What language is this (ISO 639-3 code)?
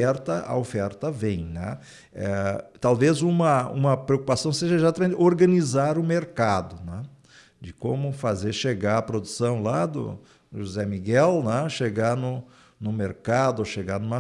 por